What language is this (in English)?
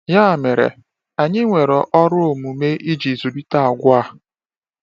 Igbo